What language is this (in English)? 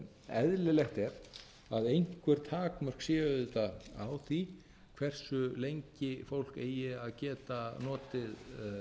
Icelandic